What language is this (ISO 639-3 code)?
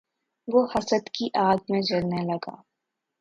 urd